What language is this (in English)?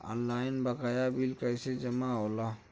Bhojpuri